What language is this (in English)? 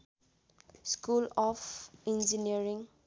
Nepali